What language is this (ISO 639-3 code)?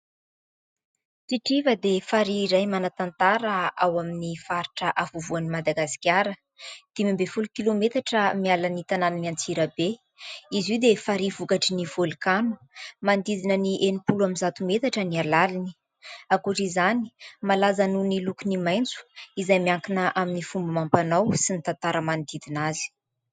mlg